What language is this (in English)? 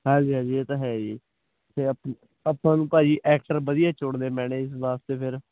Punjabi